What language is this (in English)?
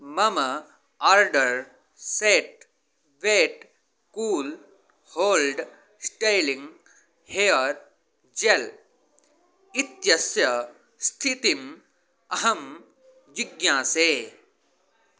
Sanskrit